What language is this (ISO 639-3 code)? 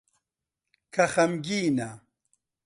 ckb